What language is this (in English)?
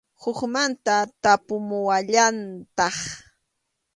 Arequipa-La Unión Quechua